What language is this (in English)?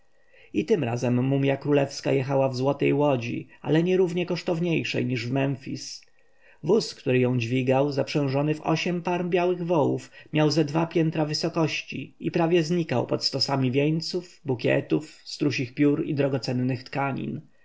Polish